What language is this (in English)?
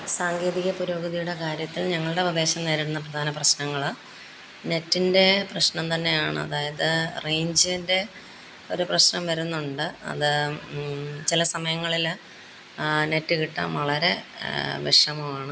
Malayalam